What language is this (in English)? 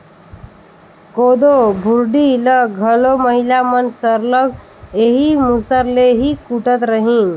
Chhattisgarhi